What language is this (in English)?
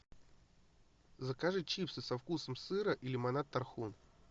Russian